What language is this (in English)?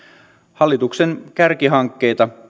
Finnish